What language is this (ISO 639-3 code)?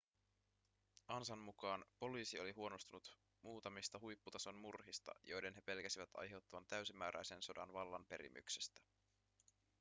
fin